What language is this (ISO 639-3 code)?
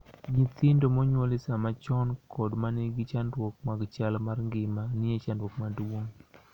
luo